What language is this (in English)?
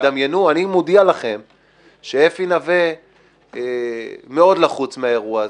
Hebrew